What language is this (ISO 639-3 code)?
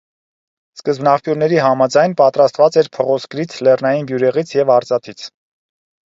hye